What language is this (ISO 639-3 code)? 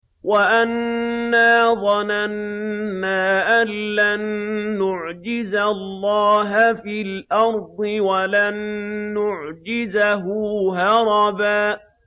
ara